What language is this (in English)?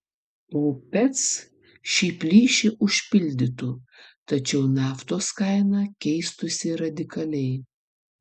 Lithuanian